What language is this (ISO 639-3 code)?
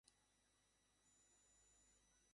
ben